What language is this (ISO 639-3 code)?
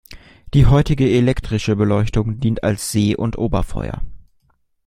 deu